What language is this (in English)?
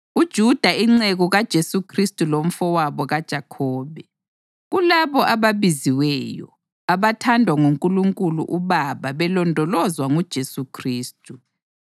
North Ndebele